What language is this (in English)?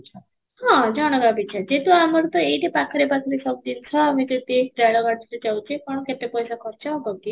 Odia